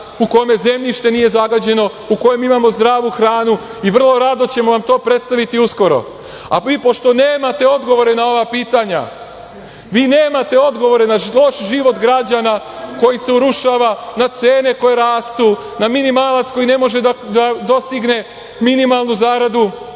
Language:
Serbian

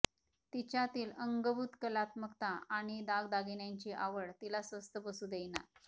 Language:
Marathi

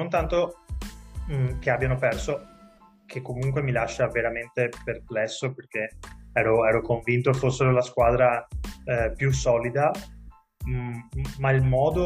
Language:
Italian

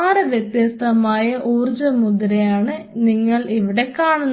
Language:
Malayalam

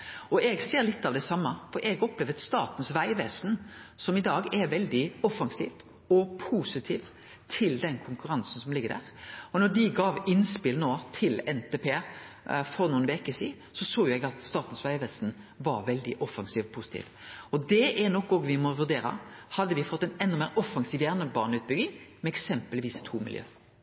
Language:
Norwegian Nynorsk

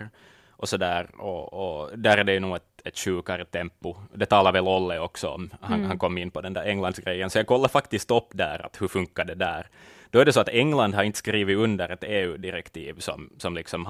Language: Swedish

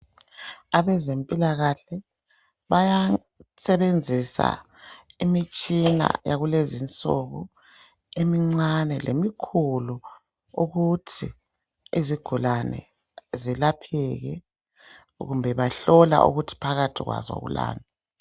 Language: North Ndebele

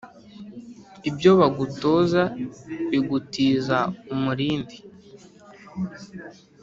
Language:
Kinyarwanda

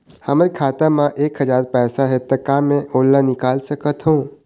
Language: Chhattisgarhi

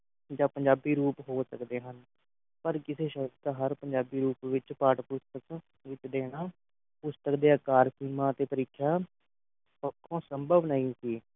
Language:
Punjabi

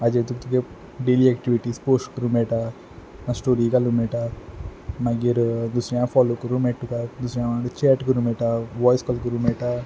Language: Konkani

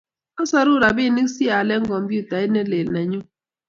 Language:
Kalenjin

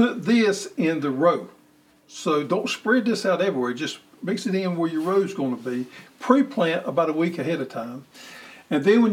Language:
English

